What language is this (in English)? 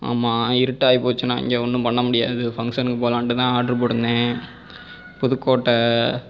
Tamil